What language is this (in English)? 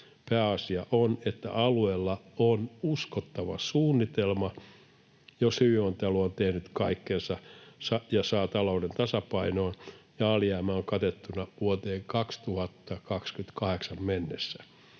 Finnish